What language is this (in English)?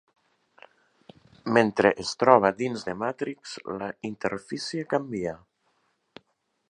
Catalan